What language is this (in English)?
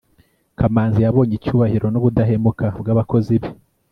Kinyarwanda